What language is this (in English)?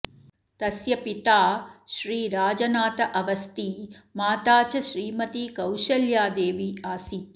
Sanskrit